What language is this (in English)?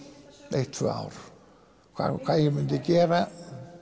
Icelandic